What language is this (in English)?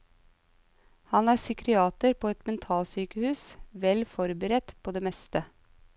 Norwegian